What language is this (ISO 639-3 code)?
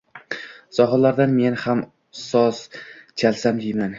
uzb